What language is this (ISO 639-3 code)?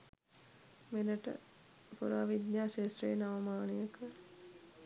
sin